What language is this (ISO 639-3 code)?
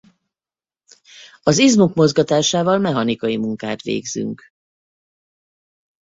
hun